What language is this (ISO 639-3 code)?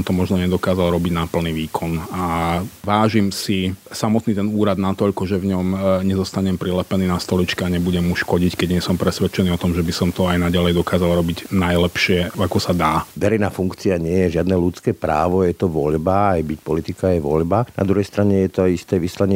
slk